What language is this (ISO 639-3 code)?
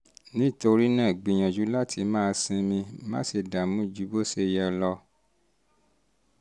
yor